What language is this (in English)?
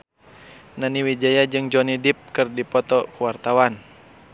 Sundanese